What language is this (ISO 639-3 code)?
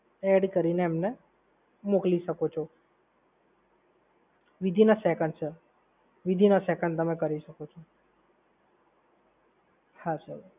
guj